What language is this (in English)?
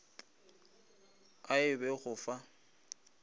Northern Sotho